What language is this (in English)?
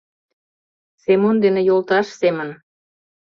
Mari